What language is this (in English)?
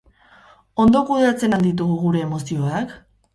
Basque